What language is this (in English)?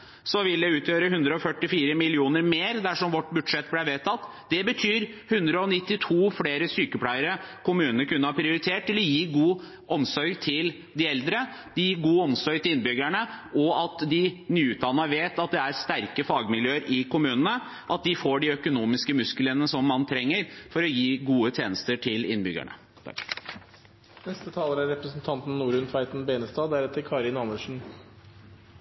Norwegian Bokmål